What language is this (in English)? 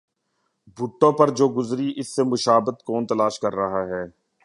Urdu